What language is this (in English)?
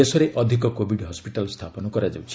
Odia